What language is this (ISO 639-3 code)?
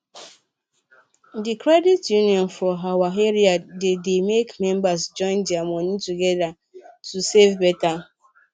pcm